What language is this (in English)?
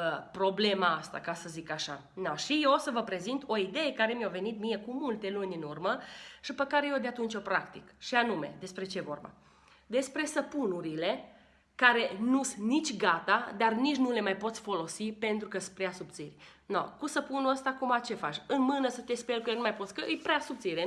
Romanian